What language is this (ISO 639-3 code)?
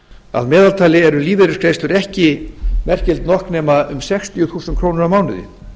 isl